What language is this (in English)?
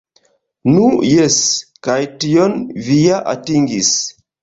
Esperanto